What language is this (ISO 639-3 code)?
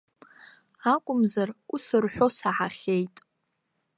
abk